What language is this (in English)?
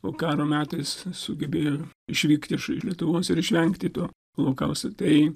Lithuanian